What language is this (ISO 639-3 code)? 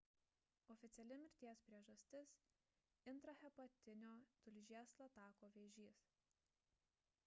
lit